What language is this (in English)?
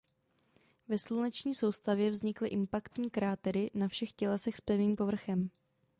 Czech